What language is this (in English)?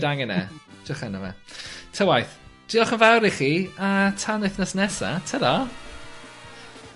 Welsh